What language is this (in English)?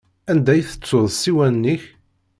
Kabyle